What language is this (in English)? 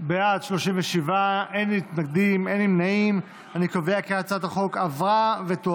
Hebrew